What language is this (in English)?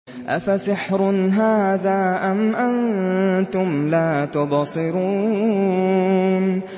Arabic